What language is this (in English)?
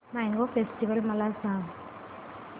Marathi